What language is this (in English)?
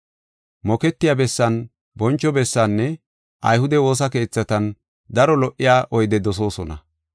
Gofa